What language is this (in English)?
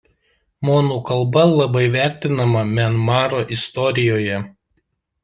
Lithuanian